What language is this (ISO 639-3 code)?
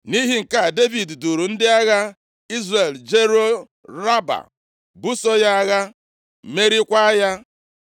ibo